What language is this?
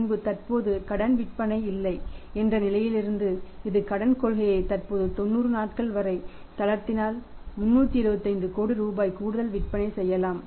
Tamil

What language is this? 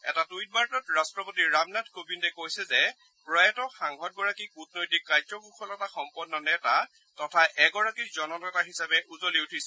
Assamese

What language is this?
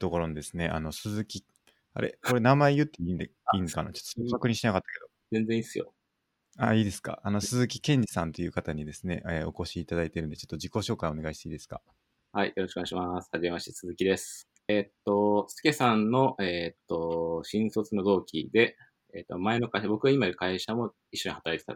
Japanese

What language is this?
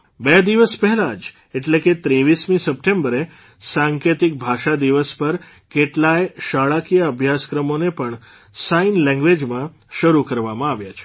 Gujarati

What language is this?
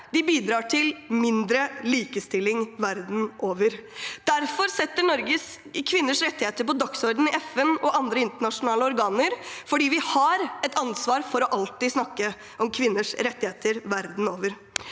Norwegian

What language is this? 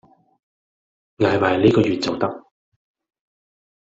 Cantonese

